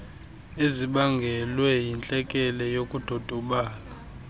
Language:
Xhosa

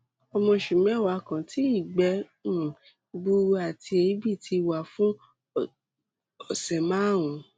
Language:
Yoruba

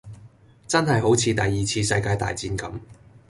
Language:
Cantonese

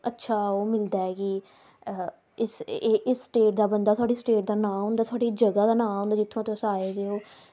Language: Dogri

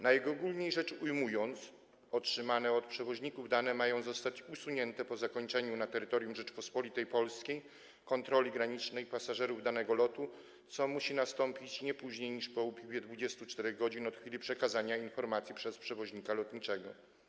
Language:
Polish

